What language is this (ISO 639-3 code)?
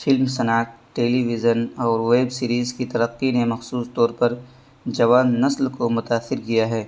urd